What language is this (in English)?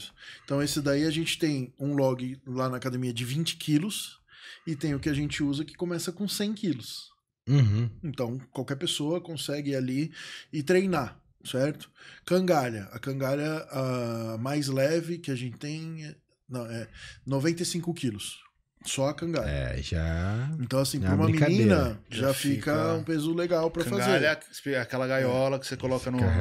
Portuguese